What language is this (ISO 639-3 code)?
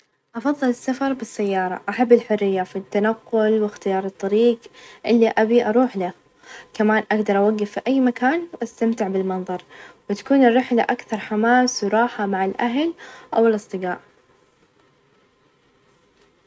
ars